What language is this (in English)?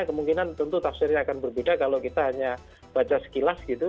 Indonesian